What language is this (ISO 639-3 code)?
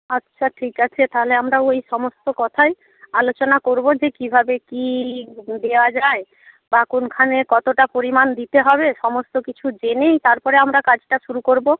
ben